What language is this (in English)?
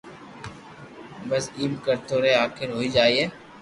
Loarki